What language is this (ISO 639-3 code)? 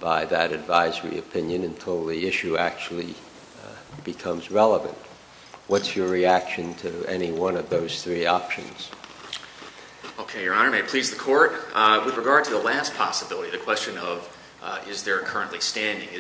eng